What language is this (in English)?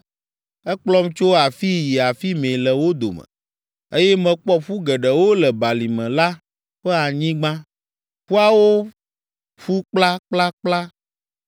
Ewe